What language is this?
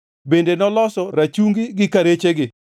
Luo (Kenya and Tanzania)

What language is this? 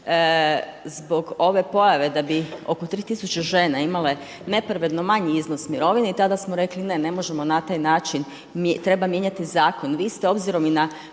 Croatian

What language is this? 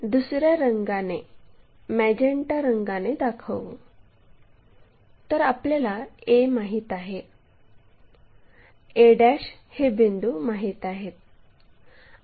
Marathi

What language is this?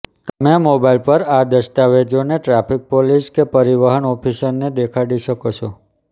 Gujarati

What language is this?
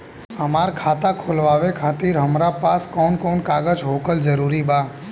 Bhojpuri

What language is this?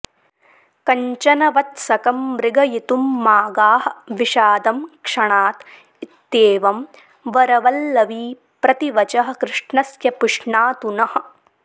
Sanskrit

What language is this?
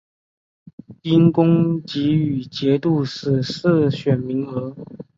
Chinese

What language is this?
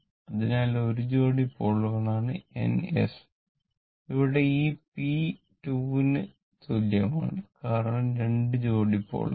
Malayalam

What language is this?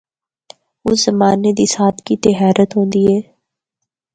Northern Hindko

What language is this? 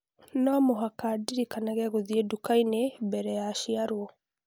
Kikuyu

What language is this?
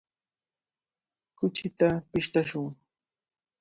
Cajatambo North Lima Quechua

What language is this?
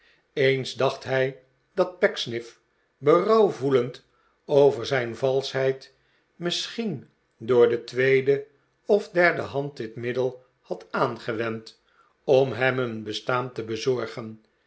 Dutch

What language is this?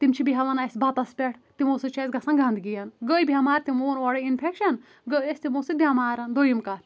Kashmiri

